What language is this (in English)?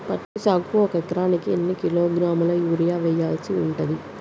Telugu